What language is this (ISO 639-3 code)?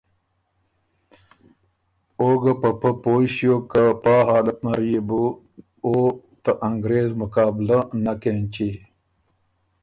oru